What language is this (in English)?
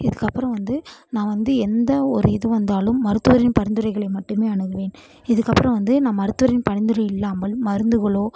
Tamil